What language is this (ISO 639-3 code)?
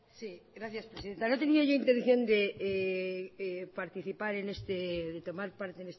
spa